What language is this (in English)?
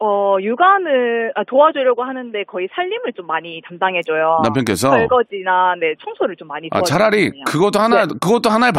Korean